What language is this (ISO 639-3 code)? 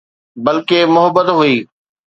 snd